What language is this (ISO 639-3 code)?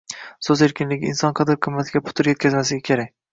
uzb